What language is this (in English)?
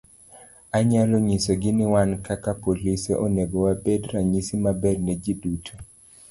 Luo (Kenya and Tanzania)